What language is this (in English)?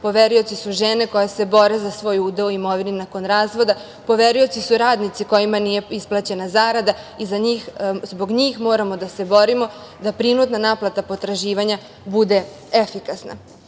Serbian